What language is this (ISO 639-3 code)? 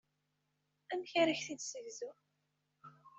kab